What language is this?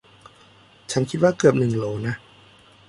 Thai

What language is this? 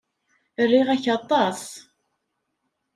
Kabyle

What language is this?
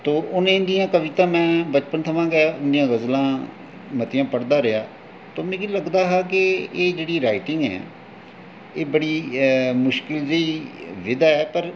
Dogri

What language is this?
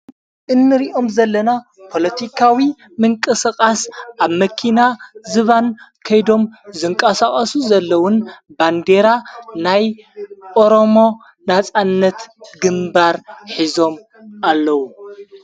Tigrinya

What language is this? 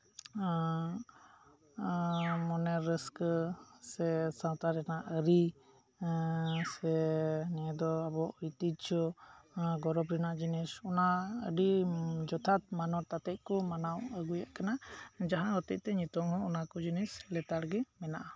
Santali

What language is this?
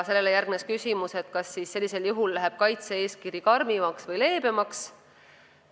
Estonian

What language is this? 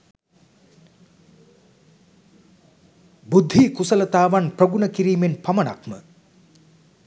Sinhala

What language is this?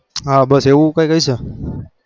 Gujarati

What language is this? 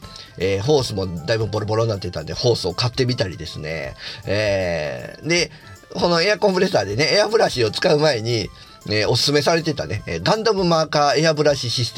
Japanese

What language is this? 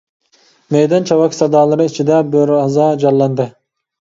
Uyghur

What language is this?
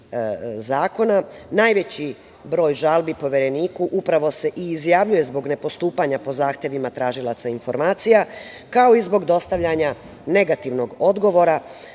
Serbian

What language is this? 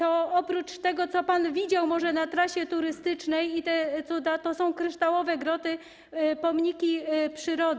Polish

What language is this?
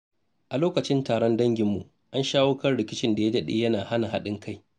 Hausa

